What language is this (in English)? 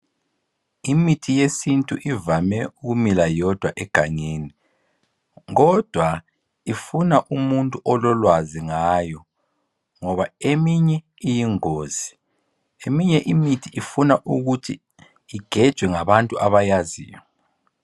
North Ndebele